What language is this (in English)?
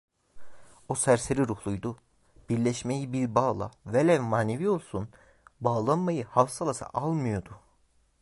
Turkish